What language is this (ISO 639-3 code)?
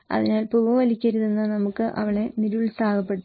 mal